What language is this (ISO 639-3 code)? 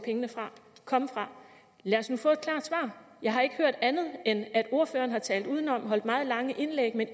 dan